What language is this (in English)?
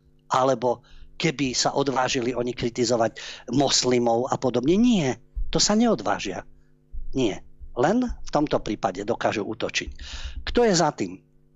Slovak